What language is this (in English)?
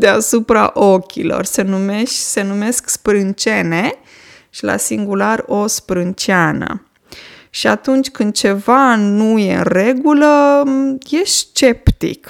Romanian